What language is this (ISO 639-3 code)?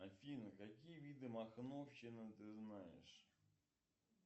rus